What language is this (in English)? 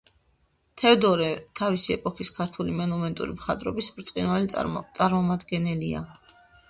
Georgian